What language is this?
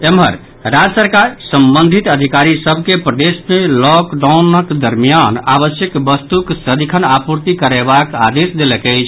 Maithili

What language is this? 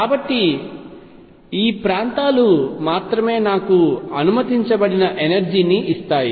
Telugu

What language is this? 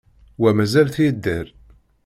Kabyle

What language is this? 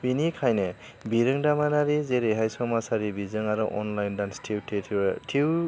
Bodo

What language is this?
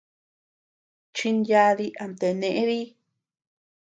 Tepeuxila Cuicatec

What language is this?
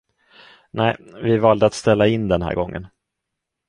Swedish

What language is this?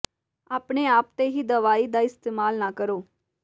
Punjabi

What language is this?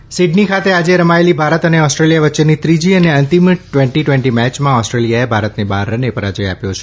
Gujarati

